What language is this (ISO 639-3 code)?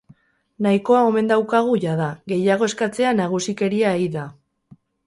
eus